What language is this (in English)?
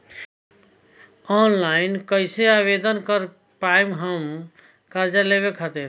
Bhojpuri